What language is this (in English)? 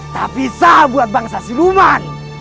Indonesian